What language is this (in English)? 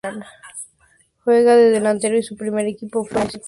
Spanish